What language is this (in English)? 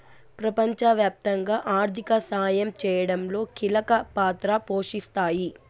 Telugu